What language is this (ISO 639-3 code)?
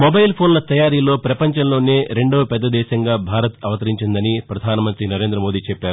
tel